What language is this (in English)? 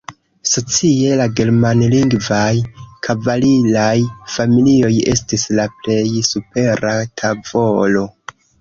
Esperanto